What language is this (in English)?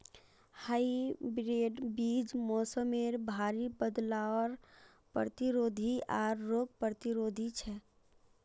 Magahi